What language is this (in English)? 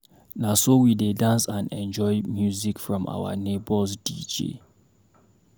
Nigerian Pidgin